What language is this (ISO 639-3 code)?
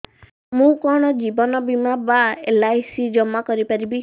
ori